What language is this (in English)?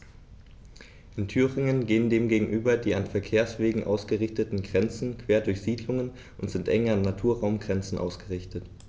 German